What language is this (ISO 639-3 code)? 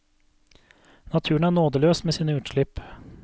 nor